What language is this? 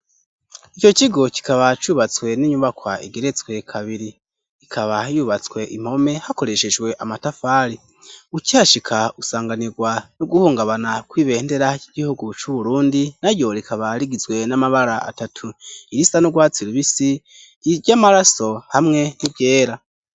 Rundi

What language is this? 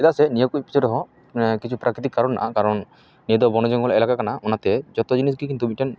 Santali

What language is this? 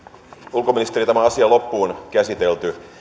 Finnish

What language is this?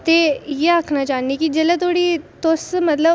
Dogri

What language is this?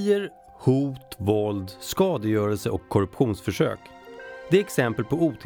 Swedish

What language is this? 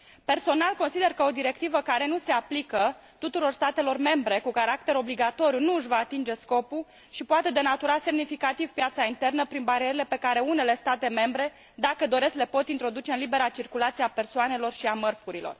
Romanian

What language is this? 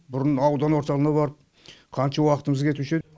Kazakh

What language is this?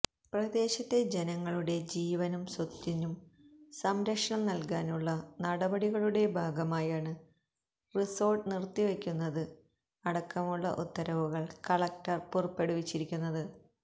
Malayalam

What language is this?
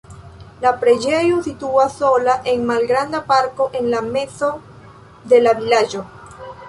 Esperanto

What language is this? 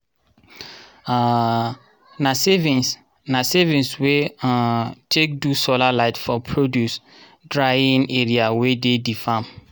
Nigerian Pidgin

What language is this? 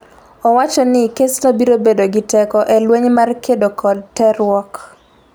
Luo (Kenya and Tanzania)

